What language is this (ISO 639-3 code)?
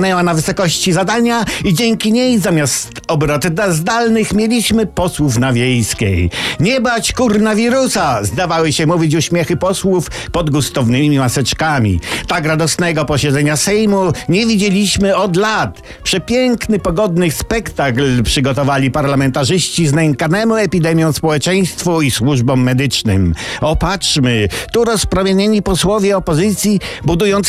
pol